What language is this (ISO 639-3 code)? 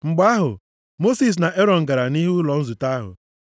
ibo